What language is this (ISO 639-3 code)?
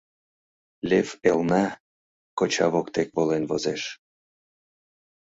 chm